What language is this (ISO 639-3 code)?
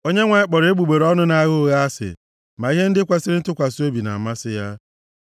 ibo